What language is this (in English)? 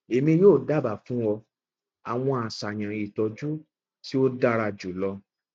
Yoruba